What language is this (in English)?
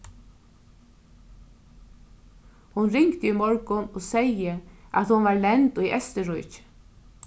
Faroese